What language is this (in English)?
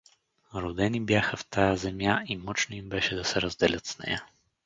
Bulgarian